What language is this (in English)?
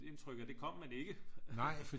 Danish